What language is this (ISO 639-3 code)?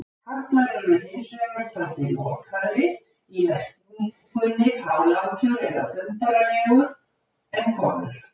isl